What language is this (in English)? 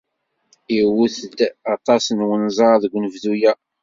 Kabyle